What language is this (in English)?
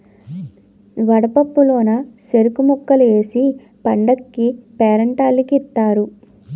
Telugu